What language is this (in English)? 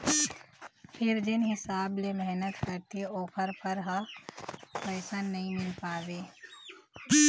Chhattisgarhi